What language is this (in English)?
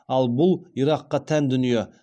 Kazakh